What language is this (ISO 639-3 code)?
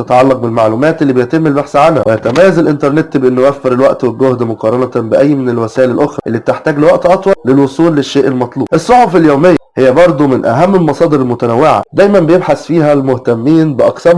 ara